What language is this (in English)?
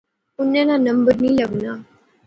Pahari-Potwari